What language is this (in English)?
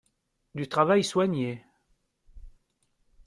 French